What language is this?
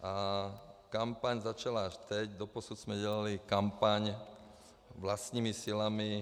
Czech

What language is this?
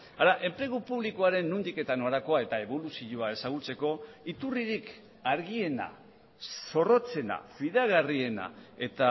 Basque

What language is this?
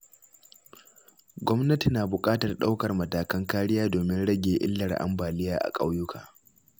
Hausa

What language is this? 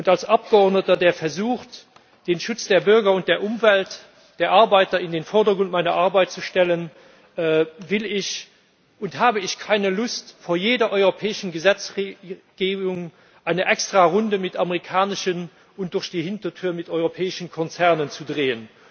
German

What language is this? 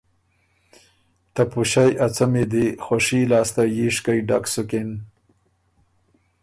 Ormuri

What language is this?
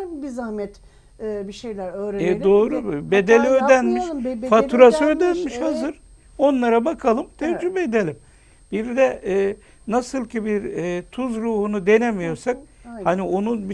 Turkish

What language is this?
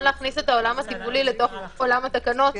Hebrew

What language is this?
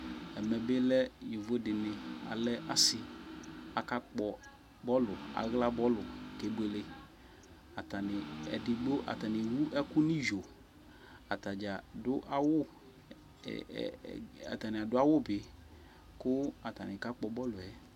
Ikposo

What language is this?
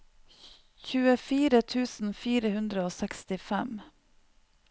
Norwegian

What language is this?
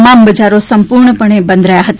Gujarati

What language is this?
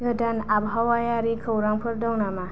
Bodo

